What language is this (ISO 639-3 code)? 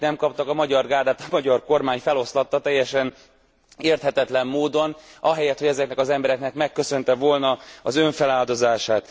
hun